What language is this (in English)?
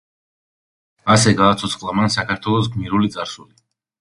Georgian